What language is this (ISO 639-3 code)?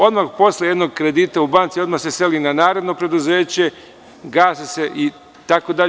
srp